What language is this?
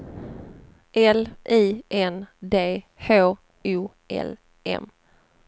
Swedish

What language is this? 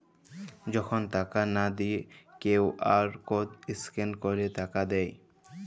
Bangla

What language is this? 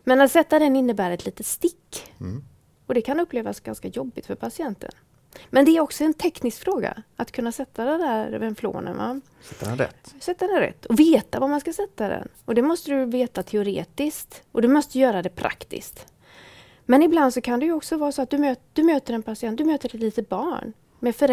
Swedish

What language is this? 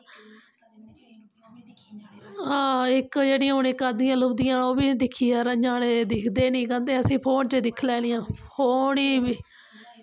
Dogri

